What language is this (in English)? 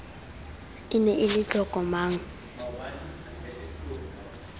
Southern Sotho